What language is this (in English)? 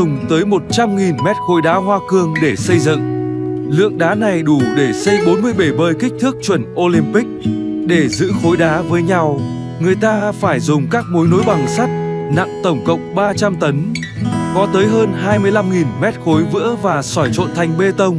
Vietnamese